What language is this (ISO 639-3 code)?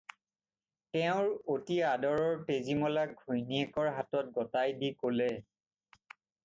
asm